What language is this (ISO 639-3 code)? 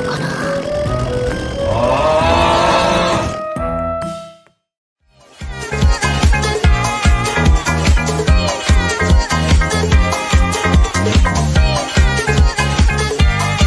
jpn